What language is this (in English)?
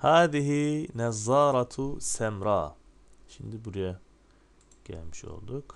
Turkish